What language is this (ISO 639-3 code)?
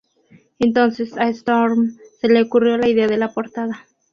spa